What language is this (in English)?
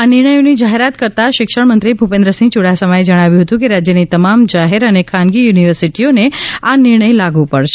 Gujarati